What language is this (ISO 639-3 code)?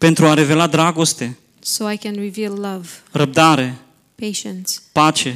ron